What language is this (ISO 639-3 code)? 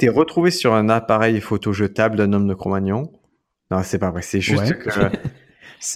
fra